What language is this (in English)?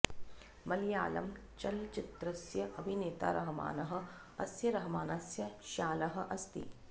Sanskrit